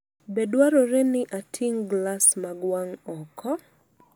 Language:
Luo (Kenya and Tanzania)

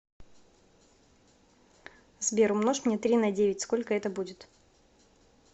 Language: Russian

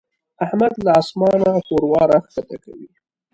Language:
Pashto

